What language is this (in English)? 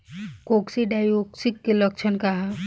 Bhojpuri